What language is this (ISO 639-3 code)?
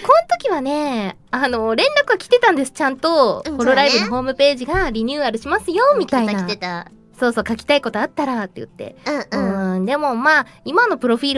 jpn